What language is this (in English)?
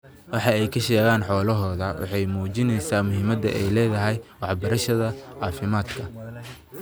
Somali